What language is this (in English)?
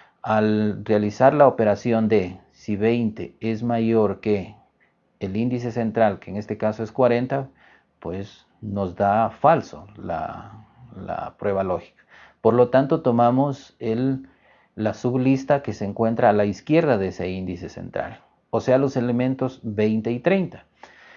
Spanish